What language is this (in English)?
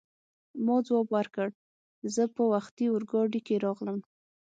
Pashto